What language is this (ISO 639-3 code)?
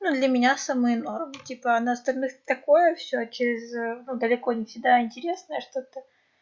rus